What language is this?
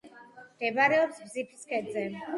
Georgian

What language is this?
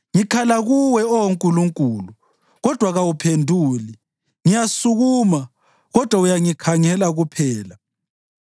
North Ndebele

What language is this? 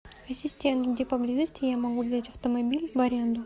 Russian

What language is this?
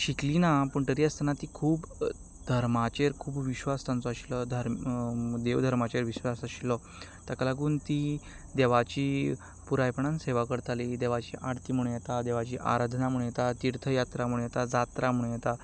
Konkani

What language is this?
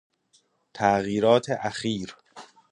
Persian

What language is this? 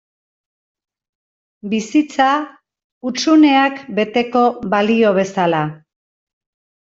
Basque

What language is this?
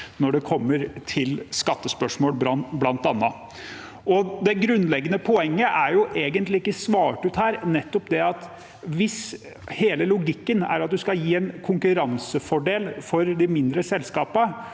Norwegian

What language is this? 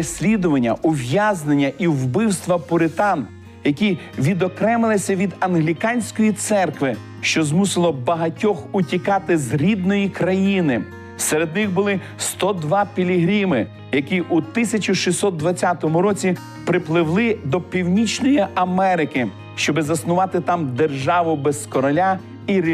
Ukrainian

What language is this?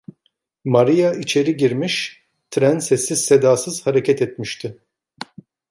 Turkish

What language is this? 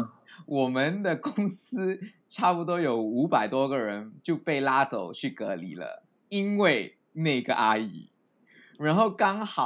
Chinese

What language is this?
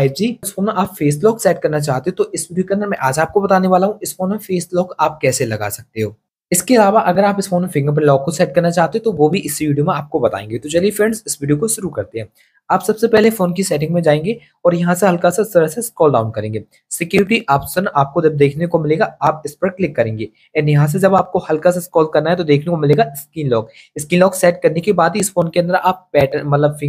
Hindi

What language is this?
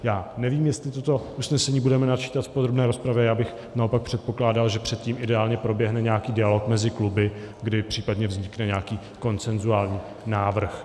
Czech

